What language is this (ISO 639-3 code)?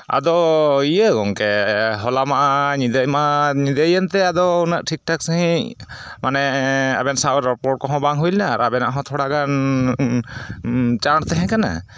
sat